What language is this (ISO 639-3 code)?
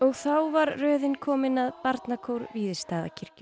isl